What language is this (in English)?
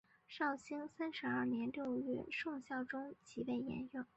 Chinese